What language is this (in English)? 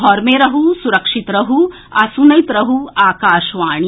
Maithili